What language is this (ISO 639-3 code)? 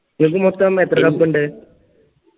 mal